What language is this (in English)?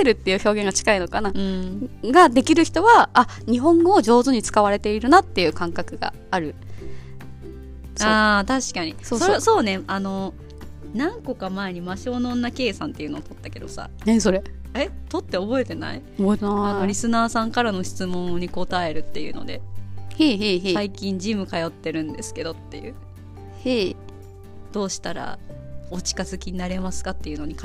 Japanese